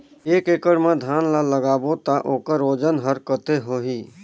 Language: Chhattisgarhi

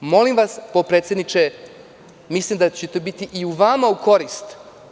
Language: Serbian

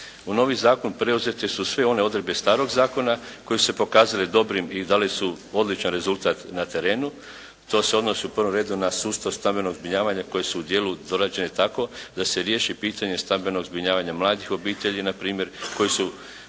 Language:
Croatian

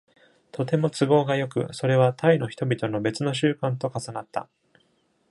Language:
Japanese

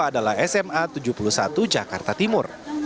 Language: Indonesian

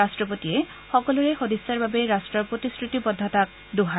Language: Assamese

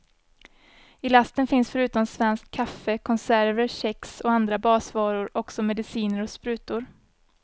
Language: Swedish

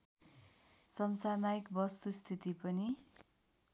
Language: Nepali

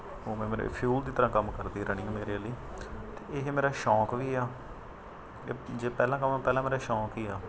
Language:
Punjabi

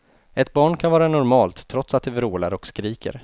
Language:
Swedish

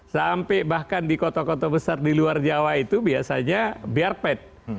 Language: Indonesian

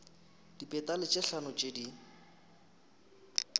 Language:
Northern Sotho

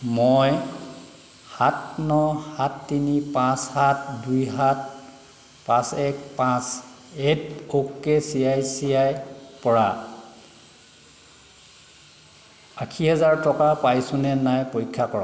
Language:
Assamese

